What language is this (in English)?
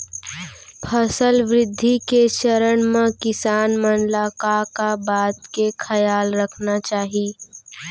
Chhattisgarhi